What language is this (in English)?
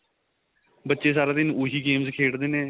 Punjabi